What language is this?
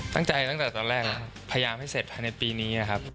Thai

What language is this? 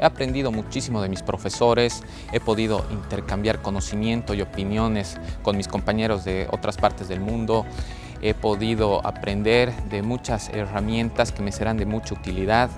Spanish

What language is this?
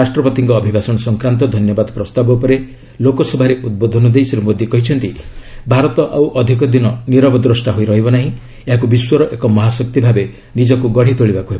Odia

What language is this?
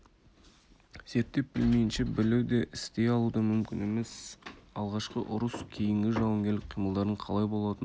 Kazakh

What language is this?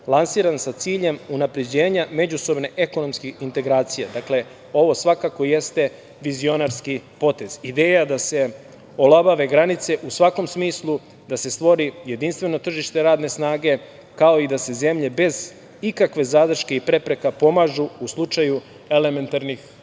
Serbian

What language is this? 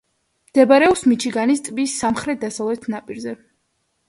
Georgian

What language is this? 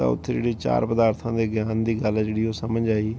Punjabi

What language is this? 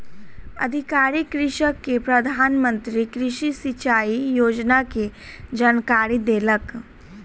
Maithili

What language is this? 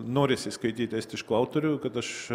Lithuanian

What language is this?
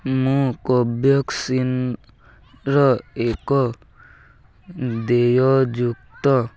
Odia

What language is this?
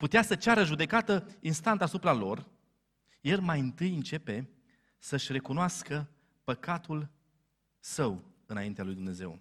Romanian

